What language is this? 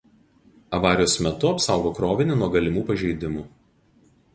Lithuanian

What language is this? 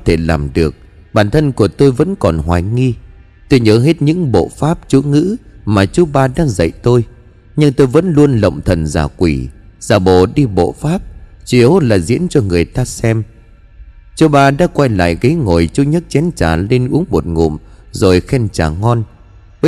Vietnamese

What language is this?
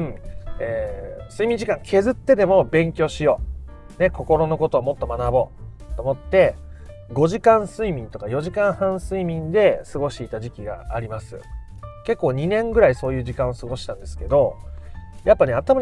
Japanese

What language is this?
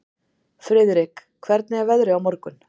Icelandic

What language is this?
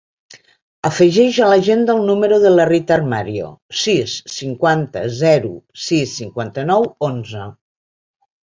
Catalan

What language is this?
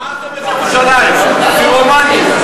Hebrew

